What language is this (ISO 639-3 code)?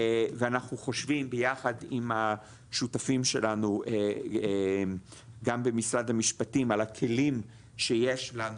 heb